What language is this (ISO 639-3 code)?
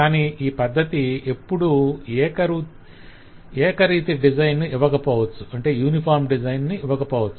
tel